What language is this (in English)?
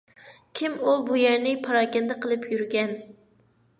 Uyghur